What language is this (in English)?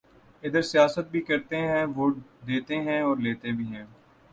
Urdu